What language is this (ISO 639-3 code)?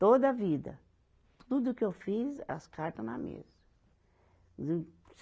por